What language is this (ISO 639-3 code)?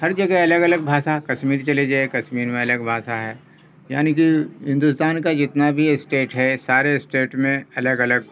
urd